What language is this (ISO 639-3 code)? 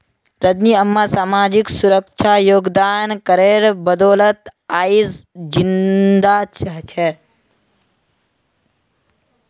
mag